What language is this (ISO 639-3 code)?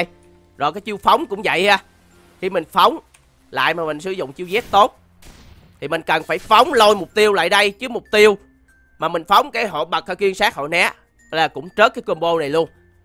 vie